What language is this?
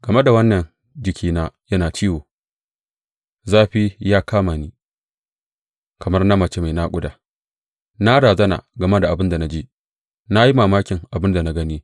Hausa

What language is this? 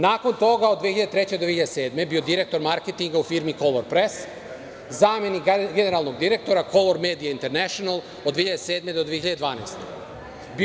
Serbian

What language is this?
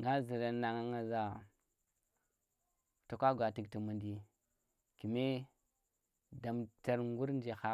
Tera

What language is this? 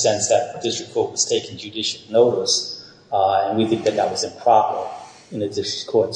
English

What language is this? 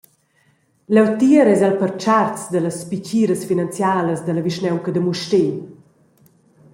Romansh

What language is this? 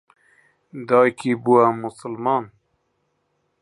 Central Kurdish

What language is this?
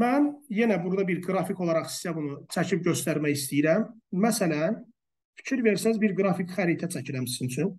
Turkish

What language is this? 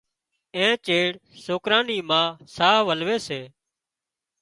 Wadiyara Koli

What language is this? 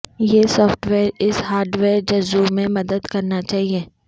Urdu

